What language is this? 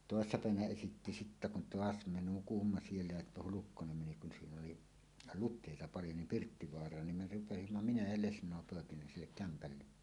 Finnish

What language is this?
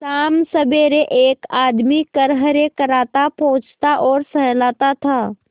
Hindi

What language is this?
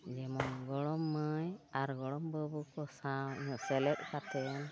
Santali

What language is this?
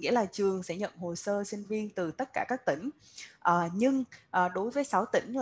Vietnamese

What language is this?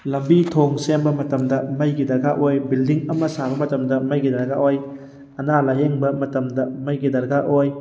Manipuri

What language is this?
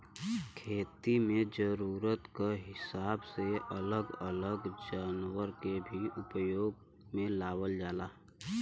Bhojpuri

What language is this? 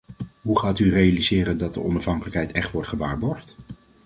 Dutch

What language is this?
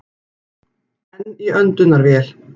Icelandic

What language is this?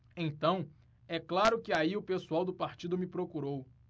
Portuguese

